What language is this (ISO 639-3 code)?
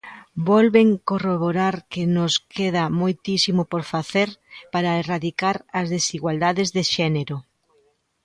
glg